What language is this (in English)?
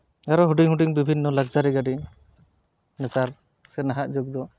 Santali